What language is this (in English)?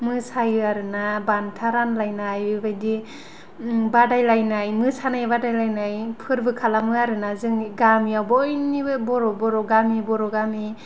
Bodo